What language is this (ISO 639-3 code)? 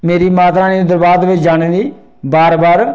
doi